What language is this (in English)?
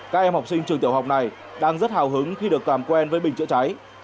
Vietnamese